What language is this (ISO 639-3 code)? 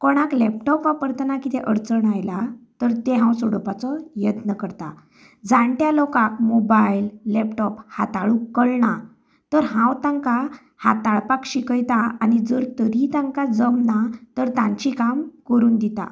kok